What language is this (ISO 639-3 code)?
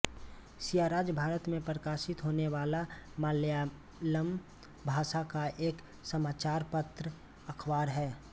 hin